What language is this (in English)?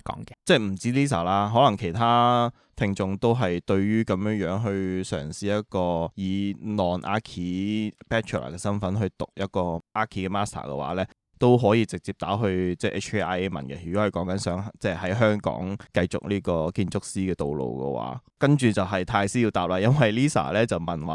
Chinese